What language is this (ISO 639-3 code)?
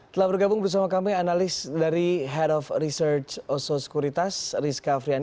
ind